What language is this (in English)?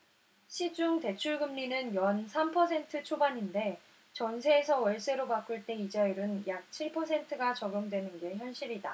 Korean